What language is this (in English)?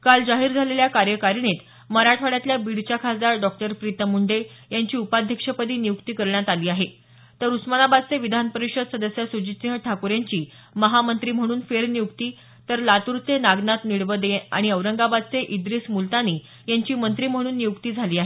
Marathi